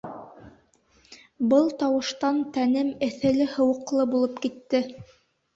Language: Bashkir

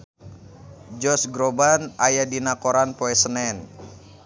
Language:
Sundanese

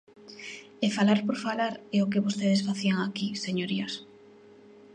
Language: Galician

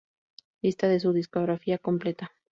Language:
Spanish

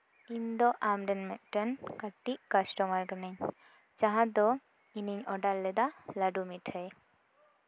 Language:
Santali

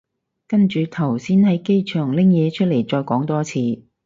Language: Cantonese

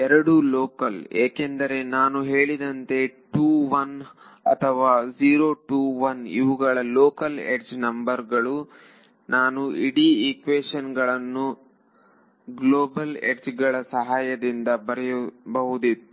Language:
Kannada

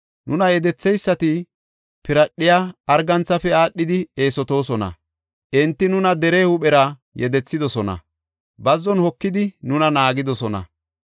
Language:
Gofa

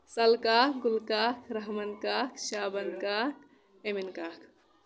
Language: Kashmiri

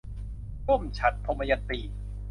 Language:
Thai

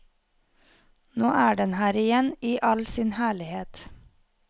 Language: Norwegian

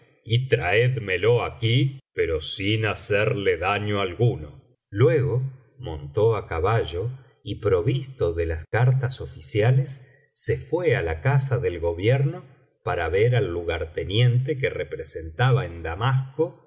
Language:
Spanish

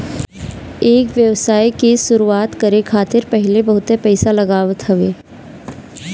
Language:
Bhojpuri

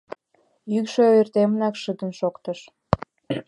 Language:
Mari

